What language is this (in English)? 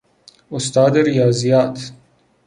Persian